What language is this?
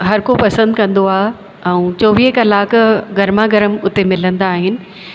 Sindhi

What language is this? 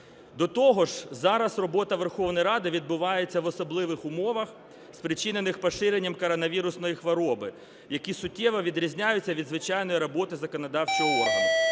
Ukrainian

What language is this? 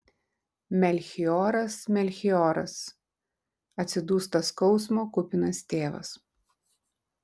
Lithuanian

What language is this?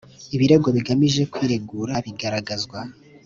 Kinyarwanda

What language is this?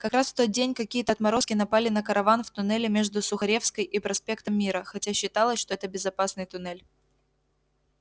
Russian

